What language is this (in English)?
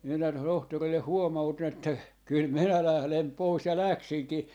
Finnish